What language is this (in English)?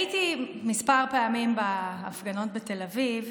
Hebrew